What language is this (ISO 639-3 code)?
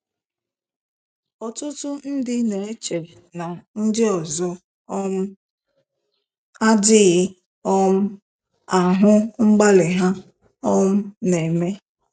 ibo